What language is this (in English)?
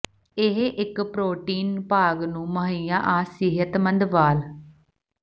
Punjabi